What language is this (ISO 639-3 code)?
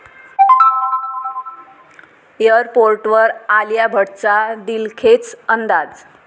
mar